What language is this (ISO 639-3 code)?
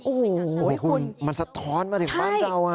tha